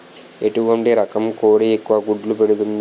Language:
Telugu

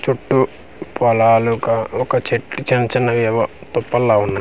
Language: Telugu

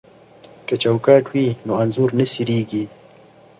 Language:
Pashto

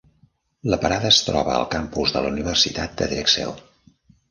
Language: Catalan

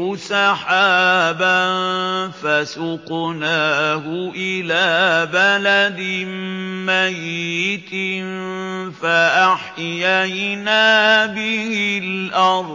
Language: Arabic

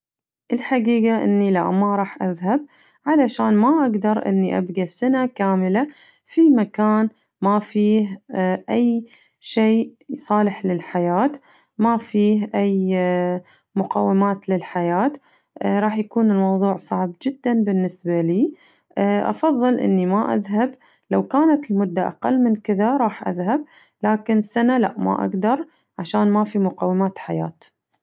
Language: Najdi Arabic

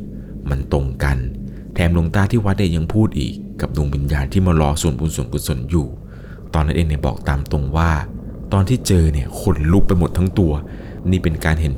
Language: Thai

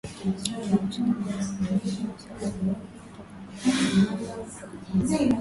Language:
Swahili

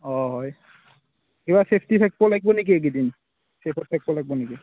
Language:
Assamese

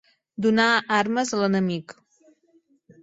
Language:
Catalan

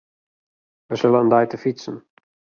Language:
Western Frisian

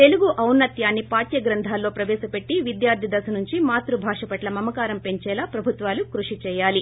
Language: Telugu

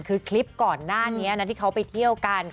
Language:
Thai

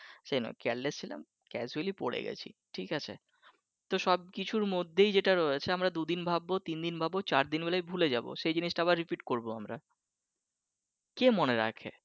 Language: Bangla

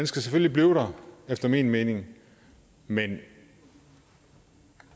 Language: Danish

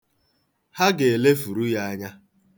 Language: Igbo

